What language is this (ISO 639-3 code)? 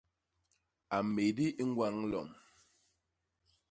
bas